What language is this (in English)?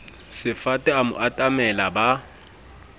Southern Sotho